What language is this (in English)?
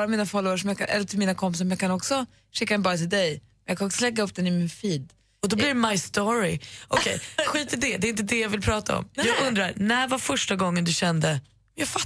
Swedish